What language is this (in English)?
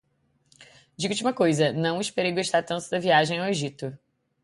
Portuguese